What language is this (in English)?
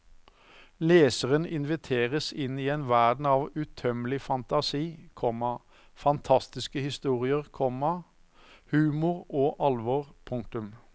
Norwegian